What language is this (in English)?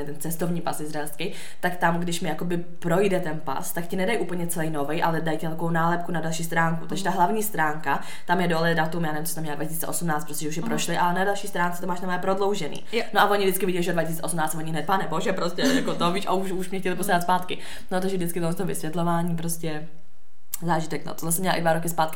Czech